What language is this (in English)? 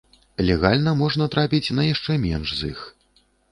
Belarusian